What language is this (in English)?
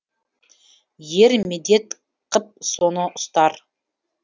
Kazakh